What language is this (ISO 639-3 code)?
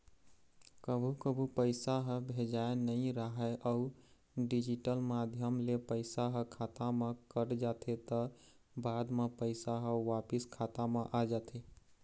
hne